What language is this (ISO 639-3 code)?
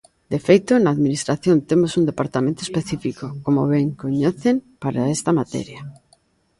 glg